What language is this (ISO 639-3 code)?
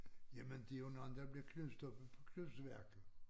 dan